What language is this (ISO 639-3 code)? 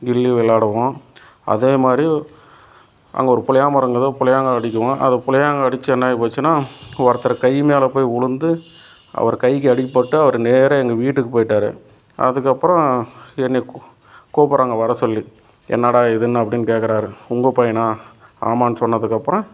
tam